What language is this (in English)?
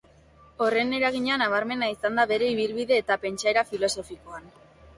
Basque